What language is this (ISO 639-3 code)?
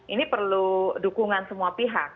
ind